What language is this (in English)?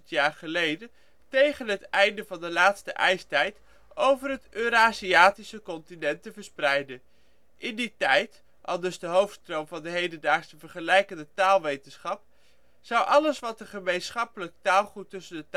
Dutch